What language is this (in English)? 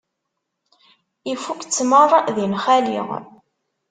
Kabyle